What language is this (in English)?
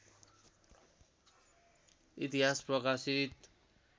Nepali